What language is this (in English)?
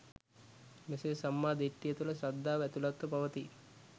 Sinhala